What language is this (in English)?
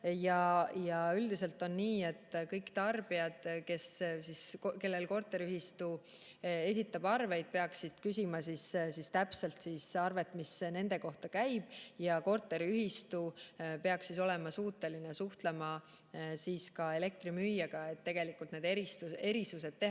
Estonian